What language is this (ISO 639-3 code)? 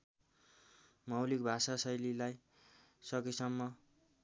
nep